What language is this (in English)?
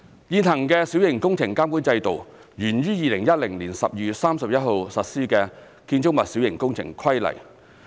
Cantonese